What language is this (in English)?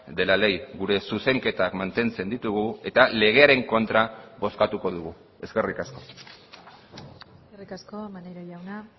Basque